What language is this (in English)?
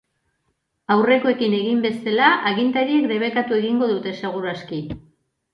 Basque